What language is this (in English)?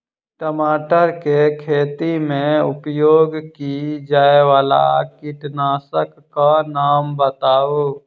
Maithili